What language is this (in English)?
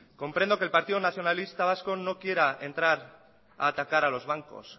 Spanish